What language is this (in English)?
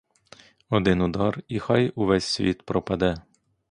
Ukrainian